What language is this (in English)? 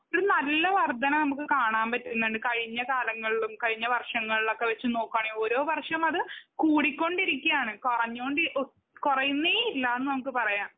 Malayalam